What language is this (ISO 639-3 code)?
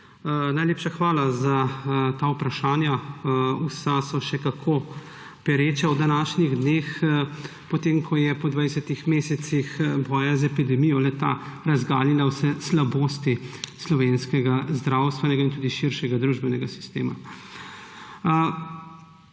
slv